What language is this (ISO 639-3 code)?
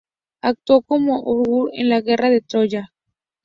spa